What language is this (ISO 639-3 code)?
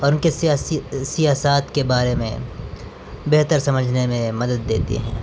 urd